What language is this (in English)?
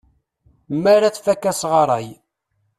Kabyle